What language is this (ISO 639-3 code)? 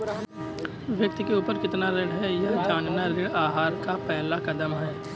hin